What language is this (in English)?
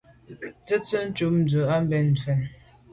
Medumba